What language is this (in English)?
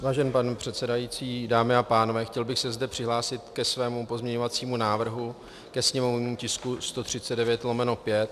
Czech